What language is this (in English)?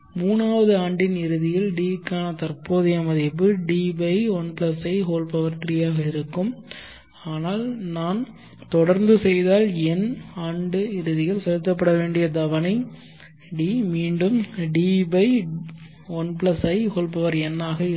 Tamil